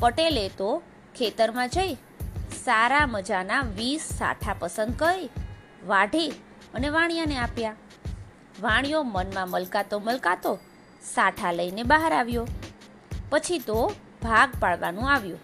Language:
Gujarati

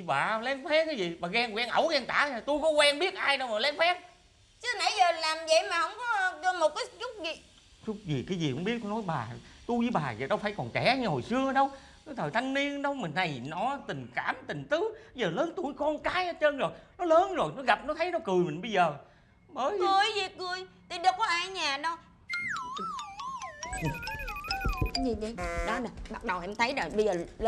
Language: Vietnamese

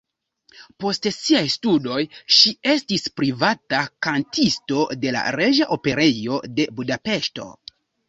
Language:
Esperanto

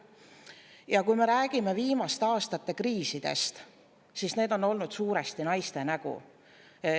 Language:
Estonian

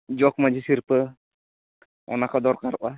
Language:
Santali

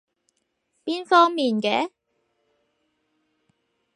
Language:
Cantonese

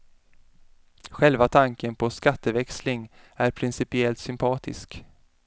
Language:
Swedish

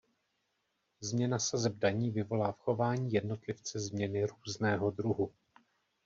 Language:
Czech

